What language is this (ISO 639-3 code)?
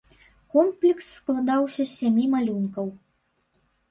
bel